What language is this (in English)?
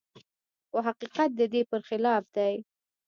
Pashto